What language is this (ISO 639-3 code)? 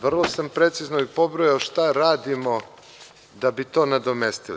srp